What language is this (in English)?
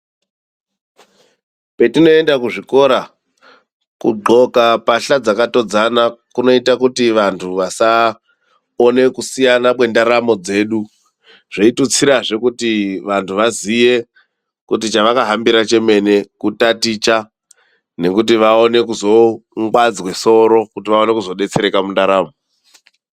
Ndau